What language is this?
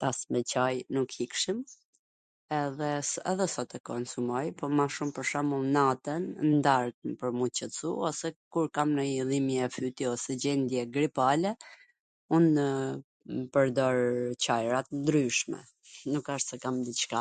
Gheg Albanian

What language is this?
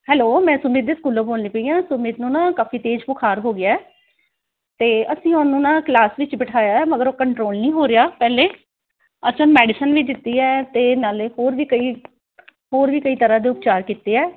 Punjabi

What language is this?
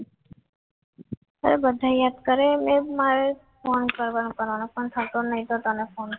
Gujarati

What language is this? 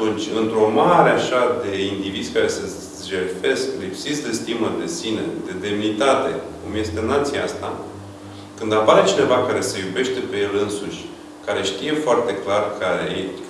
Romanian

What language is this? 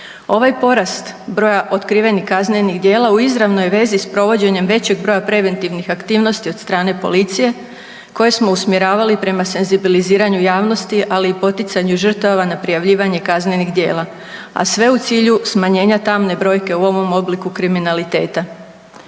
Croatian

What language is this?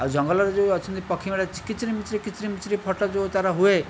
Odia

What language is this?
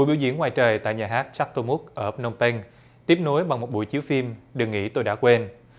Vietnamese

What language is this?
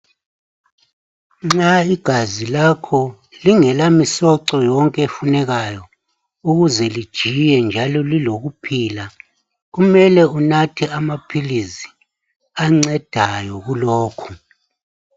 North Ndebele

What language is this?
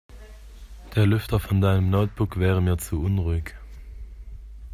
German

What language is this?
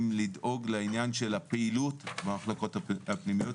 Hebrew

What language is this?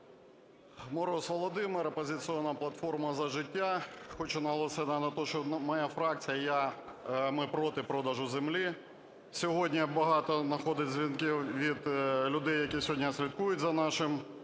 Ukrainian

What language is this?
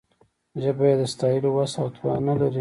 Pashto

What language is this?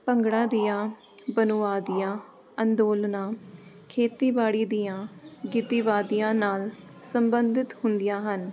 Punjabi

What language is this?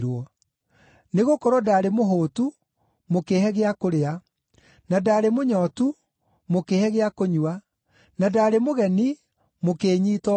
Kikuyu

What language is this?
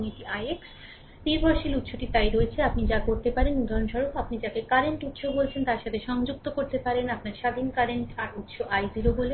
Bangla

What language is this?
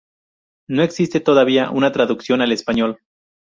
Spanish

